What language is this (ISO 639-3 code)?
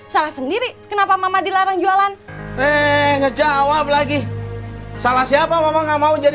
ind